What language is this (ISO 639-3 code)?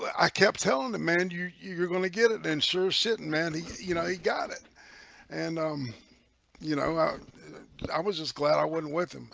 eng